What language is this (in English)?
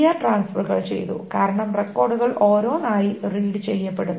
Malayalam